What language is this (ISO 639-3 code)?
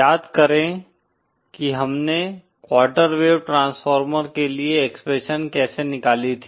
hin